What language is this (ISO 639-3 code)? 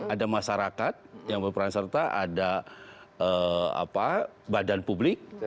ind